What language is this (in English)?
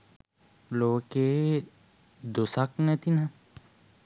Sinhala